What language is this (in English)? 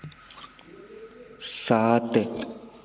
Hindi